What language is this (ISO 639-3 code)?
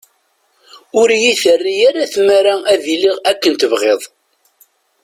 kab